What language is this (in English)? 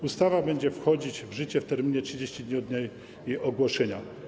Polish